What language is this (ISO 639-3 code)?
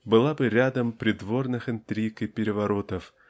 rus